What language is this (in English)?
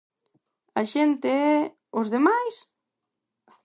Galician